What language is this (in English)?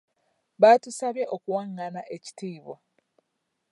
Ganda